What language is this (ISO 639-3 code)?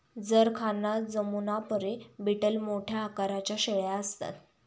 mar